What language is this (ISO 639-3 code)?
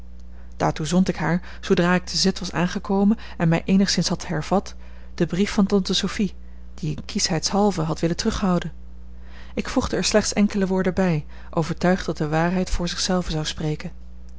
nld